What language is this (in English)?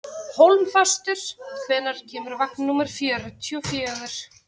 Icelandic